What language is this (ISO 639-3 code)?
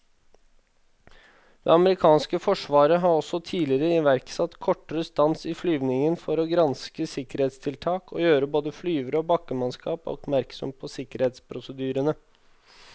nor